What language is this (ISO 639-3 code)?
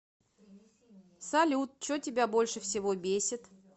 rus